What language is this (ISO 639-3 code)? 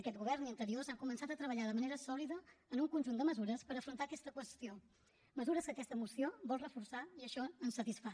cat